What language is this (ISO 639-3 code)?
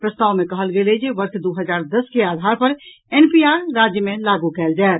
mai